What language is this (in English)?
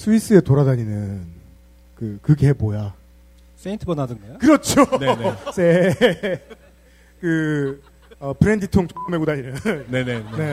Korean